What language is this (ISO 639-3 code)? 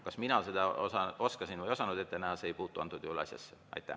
est